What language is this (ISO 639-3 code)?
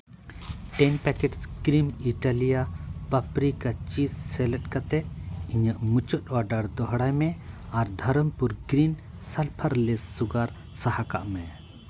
sat